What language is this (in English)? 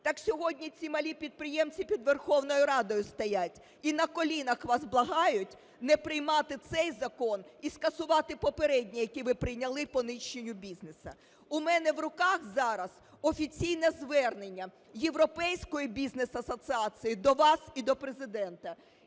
Ukrainian